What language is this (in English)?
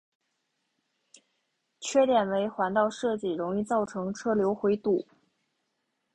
Chinese